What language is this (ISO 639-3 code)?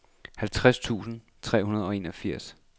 dan